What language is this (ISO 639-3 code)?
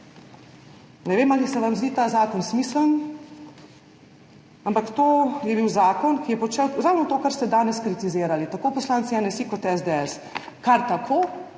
slv